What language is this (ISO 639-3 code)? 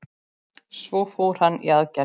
isl